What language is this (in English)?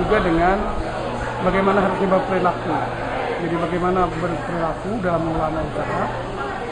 Indonesian